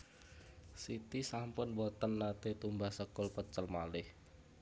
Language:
Javanese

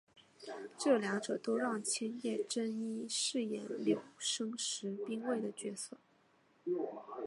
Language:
Chinese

